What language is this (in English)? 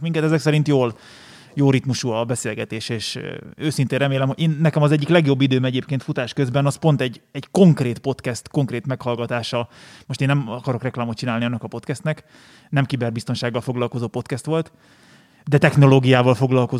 Hungarian